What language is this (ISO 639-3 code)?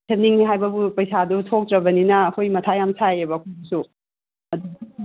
mni